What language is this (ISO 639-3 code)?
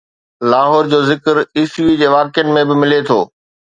snd